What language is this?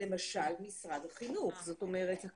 Hebrew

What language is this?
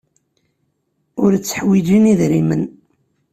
Kabyle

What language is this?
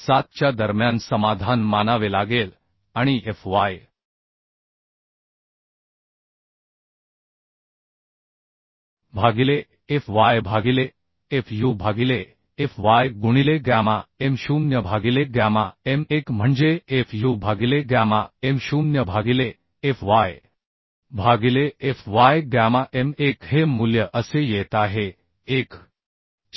Marathi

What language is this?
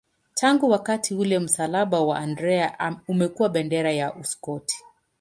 Swahili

